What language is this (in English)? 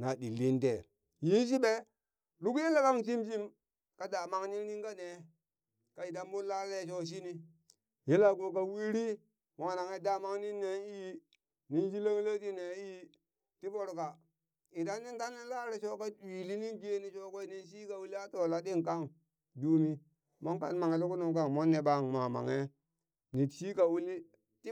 Burak